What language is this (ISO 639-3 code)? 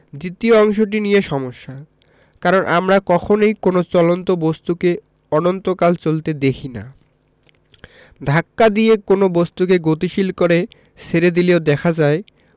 ben